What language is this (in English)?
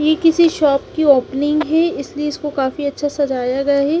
Hindi